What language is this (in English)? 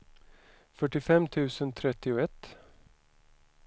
Swedish